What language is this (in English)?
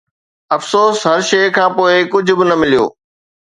Sindhi